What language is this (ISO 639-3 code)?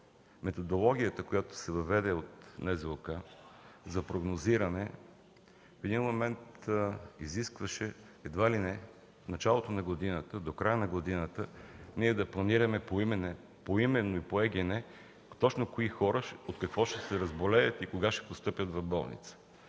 bul